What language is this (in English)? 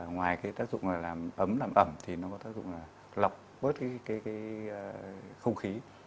Vietnamese